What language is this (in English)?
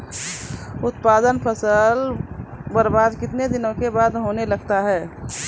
Maithili